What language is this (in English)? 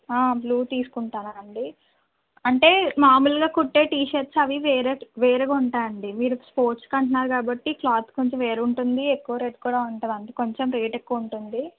Telugu